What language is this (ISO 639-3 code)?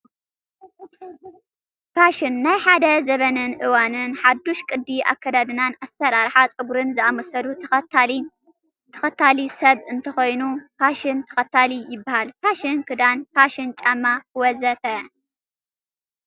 tir